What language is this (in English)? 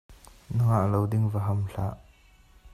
Hakha Chin